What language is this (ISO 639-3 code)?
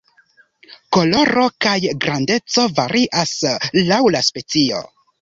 epo